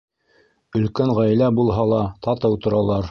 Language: Bashkir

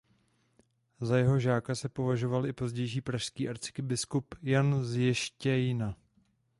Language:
Czech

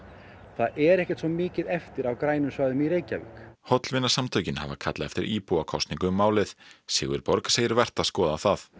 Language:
Icelandic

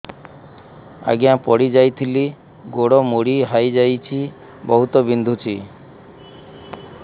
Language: Odia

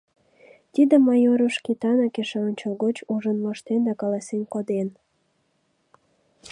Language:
Mari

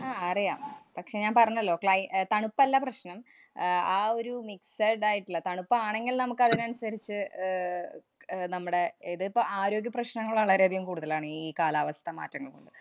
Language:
Malayalam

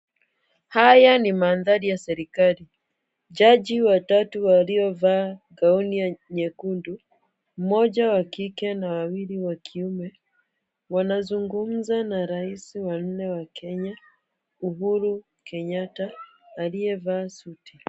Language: Swahili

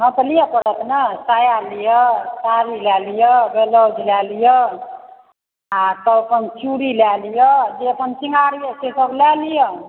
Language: Maithili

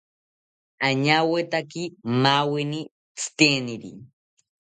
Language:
South Ucayali Ashéninka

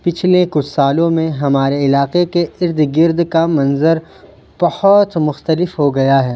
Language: Urdu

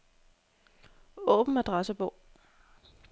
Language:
Danish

